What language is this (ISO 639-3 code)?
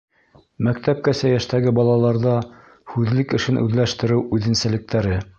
bak